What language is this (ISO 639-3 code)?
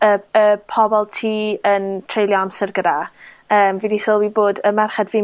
cym